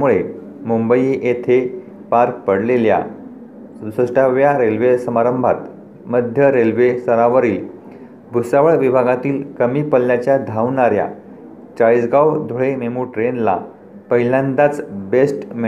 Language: Marathi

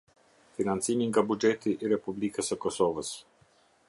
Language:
Albanian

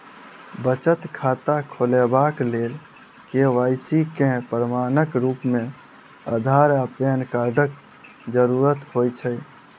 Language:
Maithili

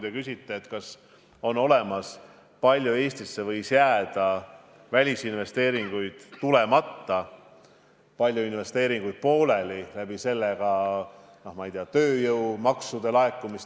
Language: Estonian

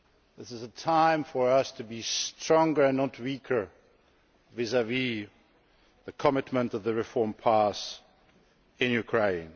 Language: English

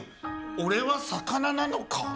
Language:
Japanese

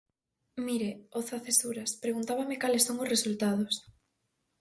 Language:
Galician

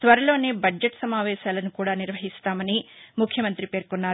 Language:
Telugu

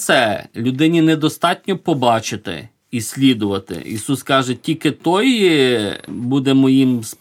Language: Ukrainian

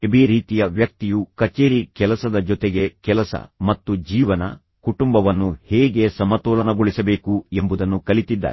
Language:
Kannada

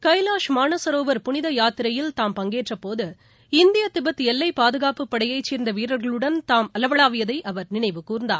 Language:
Tamil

